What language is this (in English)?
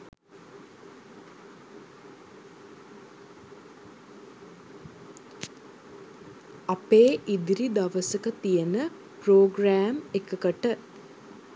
Sinhala